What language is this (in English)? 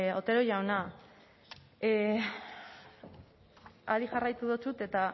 Basque